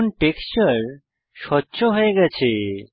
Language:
Bangla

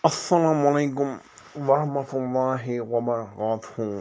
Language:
Kashmiri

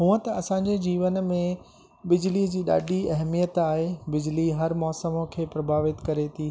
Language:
Sindhi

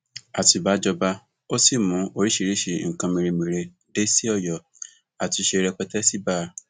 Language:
Yoruba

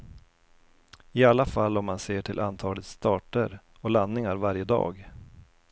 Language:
Swedish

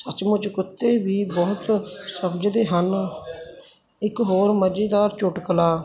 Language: Punjabi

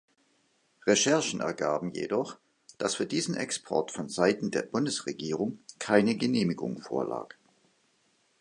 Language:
German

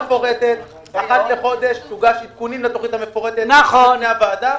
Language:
Hebrew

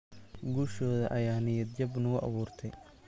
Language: Somali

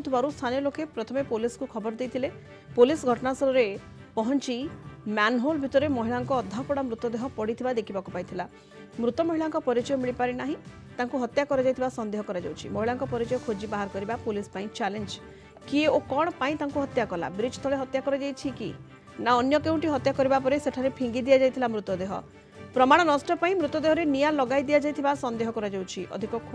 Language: Bangla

